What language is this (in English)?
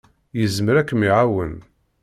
Kabyle